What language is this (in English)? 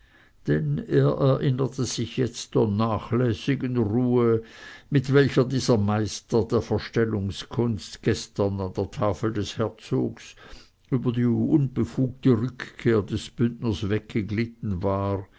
German